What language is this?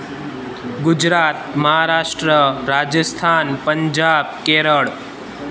Sindhi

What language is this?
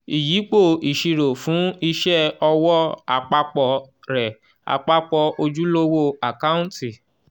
Yoruba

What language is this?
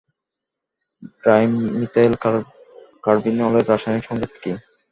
Bangla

